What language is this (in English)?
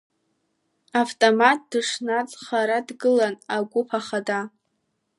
Abkhazian